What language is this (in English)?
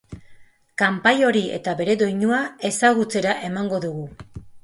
Basque